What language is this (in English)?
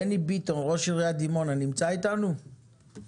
Hebrew